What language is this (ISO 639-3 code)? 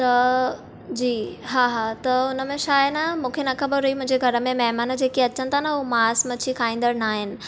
snd